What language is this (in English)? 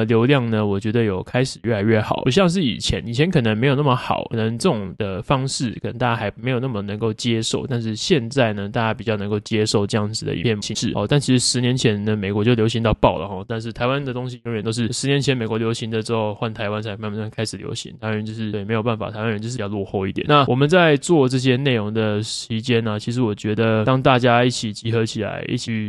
Chinese